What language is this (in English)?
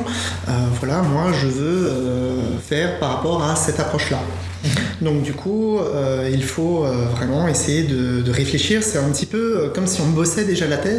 French